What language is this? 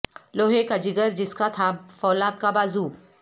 Urdu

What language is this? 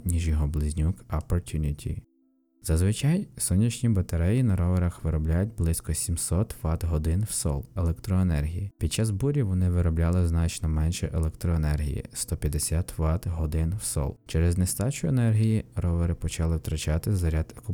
Ukrainian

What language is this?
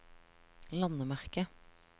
Norwegian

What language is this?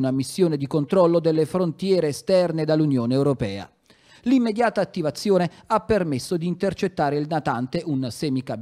Italian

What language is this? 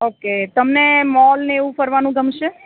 Gujarati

